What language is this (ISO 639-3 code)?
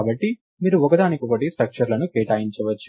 tel